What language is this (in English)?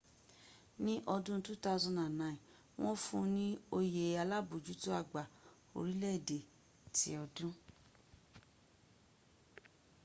Yoruba